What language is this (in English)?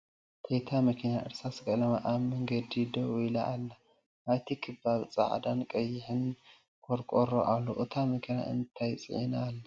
Tigrinya